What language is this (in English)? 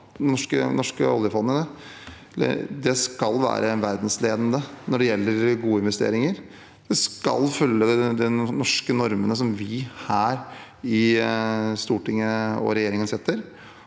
Norwegian